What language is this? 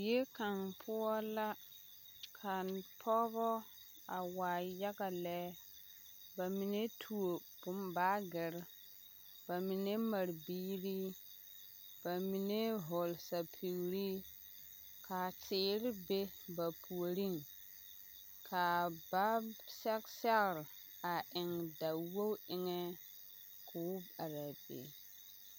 Southern Dagaare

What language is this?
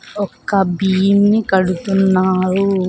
Telugu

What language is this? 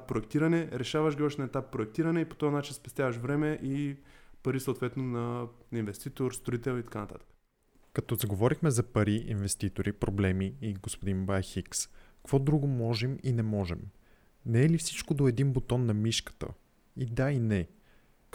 Bulgarian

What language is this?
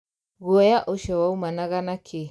Kikuyu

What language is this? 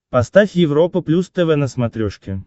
Russian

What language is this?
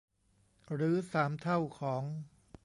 Thai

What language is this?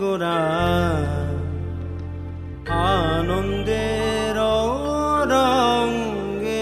Bangla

